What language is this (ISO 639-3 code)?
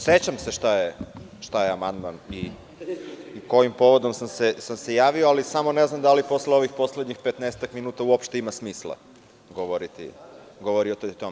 srp